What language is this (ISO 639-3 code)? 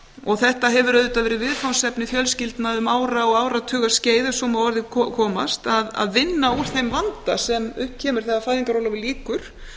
isl